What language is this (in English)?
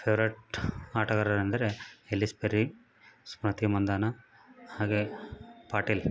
Kannada